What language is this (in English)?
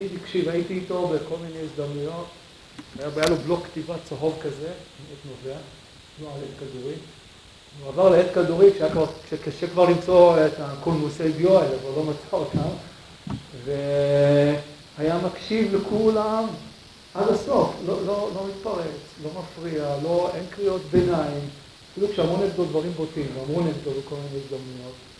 Hebrew